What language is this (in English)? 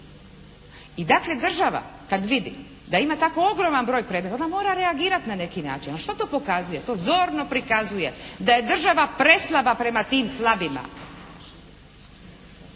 Croatian